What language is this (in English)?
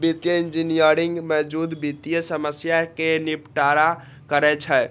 Maithili